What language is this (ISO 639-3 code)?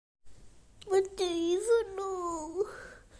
cym